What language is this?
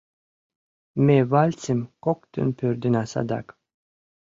Mari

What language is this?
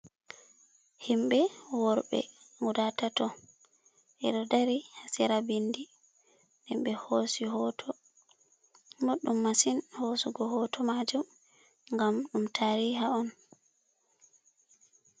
Fula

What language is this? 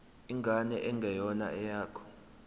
Zulu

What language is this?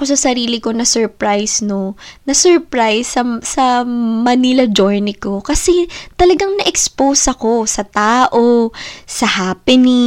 Filipino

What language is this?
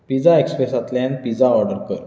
Konkani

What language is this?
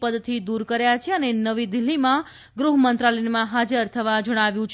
Gujarati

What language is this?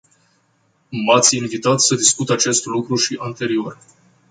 Romanian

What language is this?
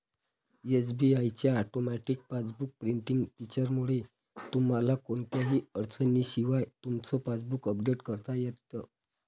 Marathi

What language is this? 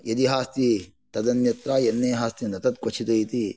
Sanskrit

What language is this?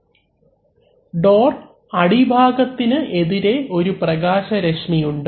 Malayalam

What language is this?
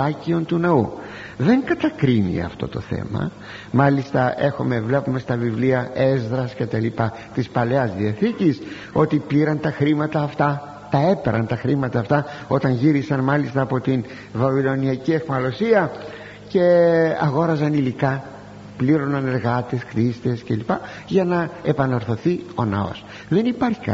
Greek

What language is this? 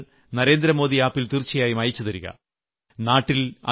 Malayalam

